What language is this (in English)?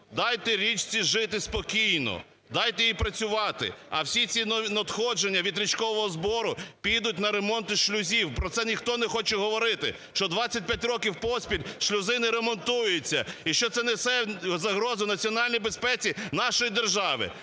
Ukrainian